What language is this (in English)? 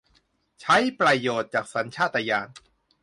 Thai